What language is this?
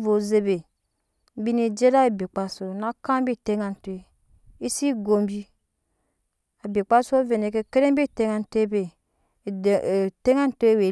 Nyankpa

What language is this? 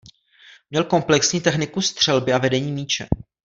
Czech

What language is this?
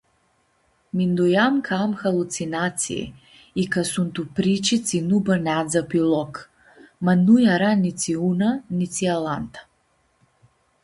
Aromanian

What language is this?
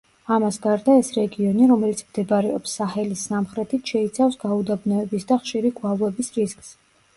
Georgian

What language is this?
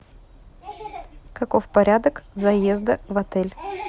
Russian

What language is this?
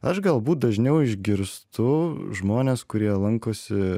Lithuanian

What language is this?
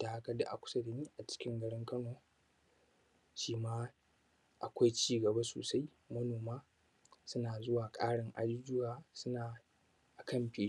Hausa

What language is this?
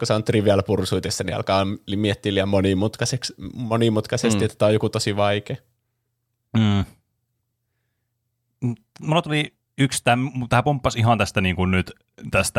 Finnish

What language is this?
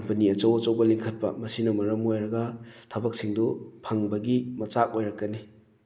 Manipuri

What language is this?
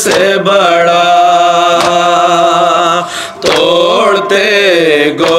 Hindi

